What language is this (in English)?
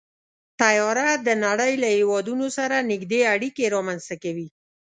Pashto